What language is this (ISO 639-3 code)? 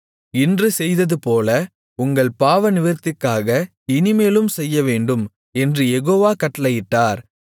tam